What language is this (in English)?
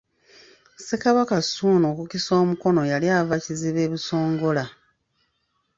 Ganda